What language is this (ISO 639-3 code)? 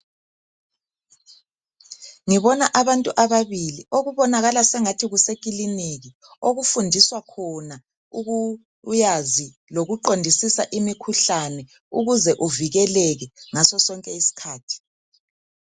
nde